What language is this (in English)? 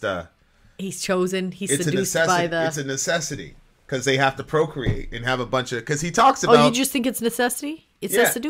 English